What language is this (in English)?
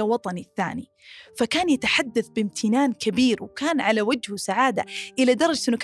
Arabic